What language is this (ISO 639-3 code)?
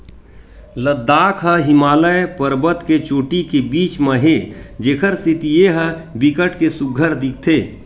hne